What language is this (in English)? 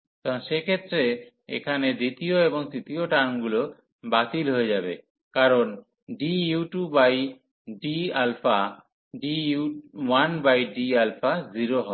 Bangla